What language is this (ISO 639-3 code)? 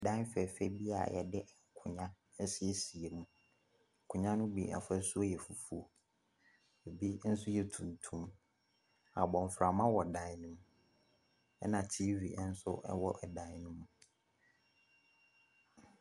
aka